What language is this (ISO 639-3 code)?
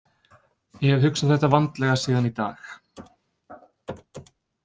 isl